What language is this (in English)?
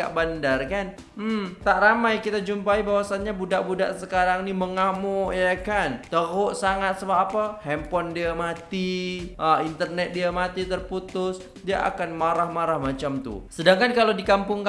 Indonesian